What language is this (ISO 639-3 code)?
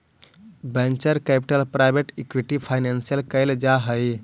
mag